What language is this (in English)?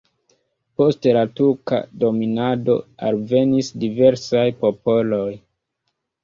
Esperanto